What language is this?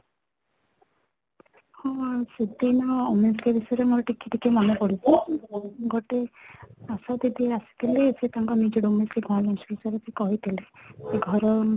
Odia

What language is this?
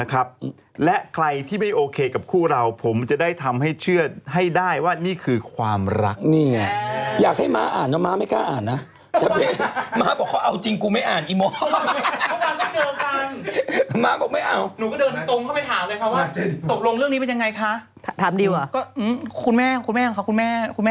Thai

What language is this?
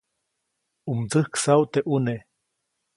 Copainalá Zoque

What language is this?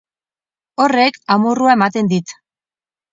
Basque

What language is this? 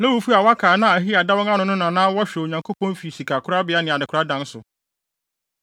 Akan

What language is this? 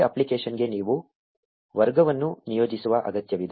Kannada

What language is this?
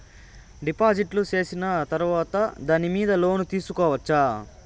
Telugu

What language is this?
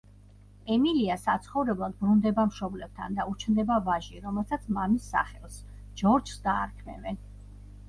Georgian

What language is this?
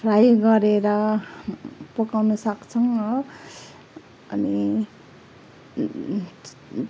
Nepali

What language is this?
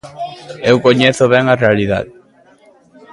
Galician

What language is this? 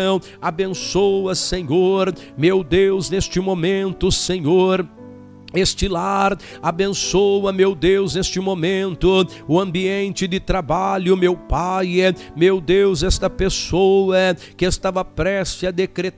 Portuguese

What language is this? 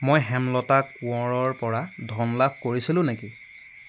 Assamese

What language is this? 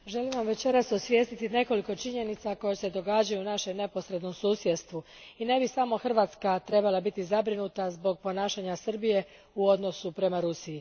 Croatian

